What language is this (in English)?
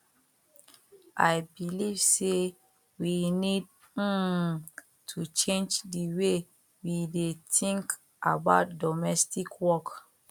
Nigerian Pidgin